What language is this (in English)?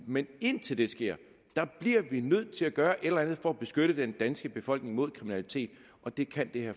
Danish